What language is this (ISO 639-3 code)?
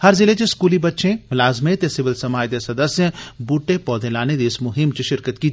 doi